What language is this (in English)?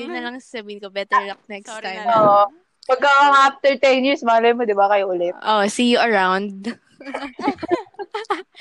Filipino